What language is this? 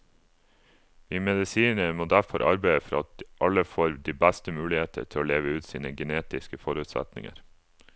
Norwegian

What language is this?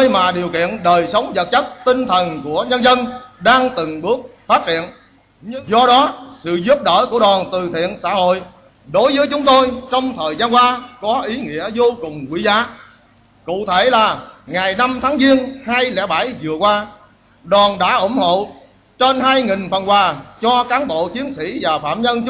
Vietnamese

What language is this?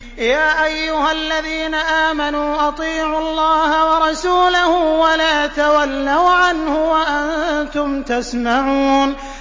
Arabic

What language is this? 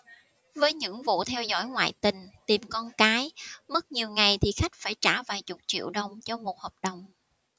Vietnamese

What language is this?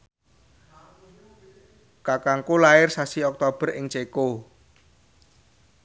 Javanese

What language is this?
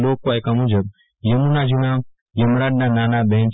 Gujarati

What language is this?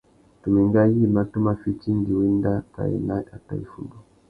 Tuki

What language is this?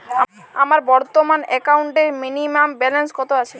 Bangla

